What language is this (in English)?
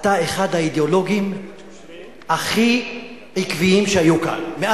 Hebrew